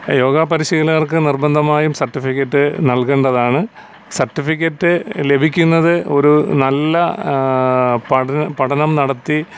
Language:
Malayalam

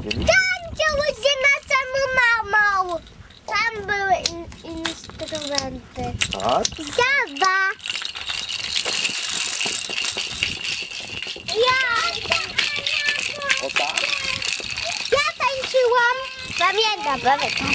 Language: Polish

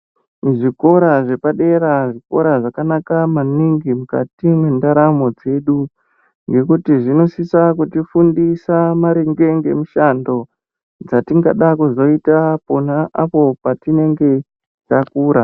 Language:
Ndau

